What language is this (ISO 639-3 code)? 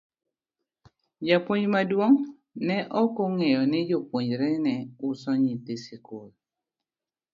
luo